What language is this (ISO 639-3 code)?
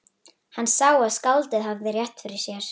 isl